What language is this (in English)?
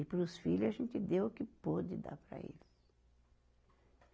Portuguese